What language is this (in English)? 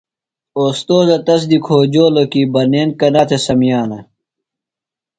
Phalura